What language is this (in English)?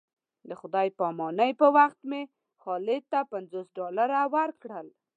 Pashto